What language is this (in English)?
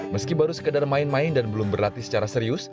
Indonesian